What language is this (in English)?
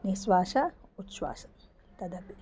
Sanskrit